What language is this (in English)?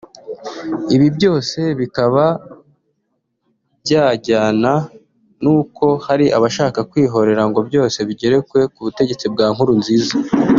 Kinyarwanda